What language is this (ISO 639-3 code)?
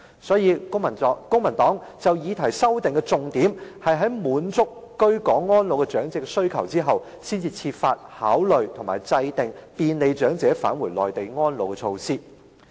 yue